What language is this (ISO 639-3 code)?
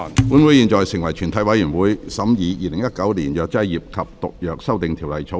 yue